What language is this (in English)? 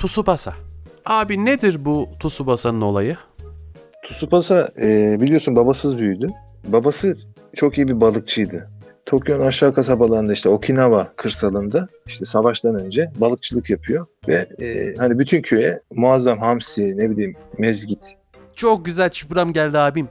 Turkish